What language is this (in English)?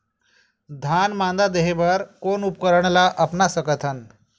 Chhattisgarhi